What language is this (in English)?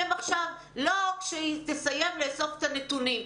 Hebrew